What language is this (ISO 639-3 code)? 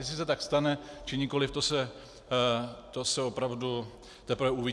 ces